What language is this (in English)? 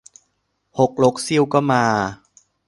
Thai